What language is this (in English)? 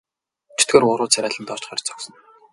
Mongolian